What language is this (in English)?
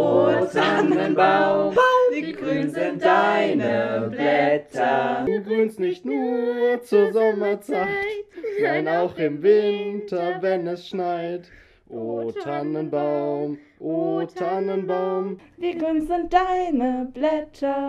German